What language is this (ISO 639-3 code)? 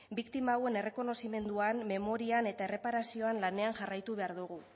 eus